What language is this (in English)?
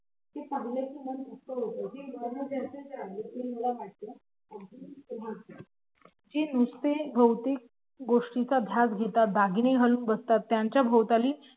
Marathi